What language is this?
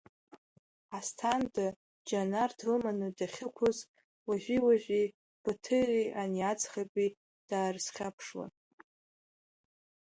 Abkhazian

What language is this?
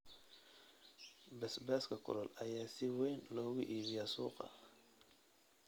Somali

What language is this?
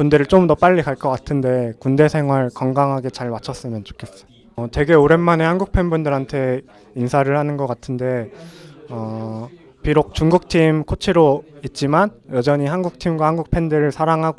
Korean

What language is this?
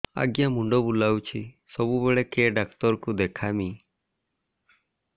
Odia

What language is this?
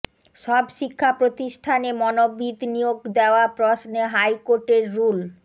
Bangla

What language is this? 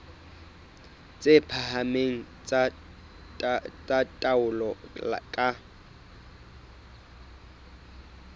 Southern Sotho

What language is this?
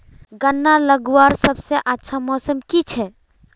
Magahi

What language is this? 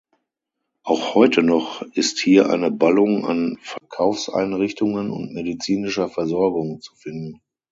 German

